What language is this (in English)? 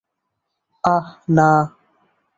Bangla